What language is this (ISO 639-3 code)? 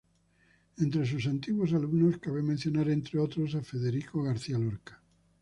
spa